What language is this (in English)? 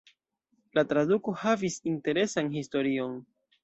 Esperanto